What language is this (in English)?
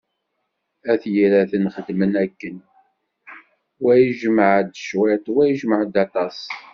Kabyle